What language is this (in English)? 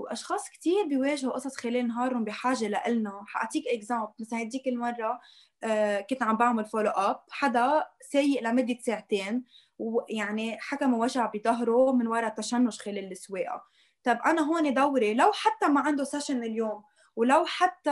Arabic